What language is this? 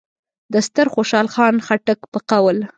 Pashto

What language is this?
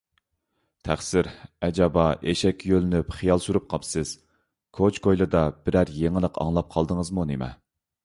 Uyghur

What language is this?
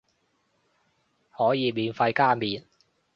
Cantonese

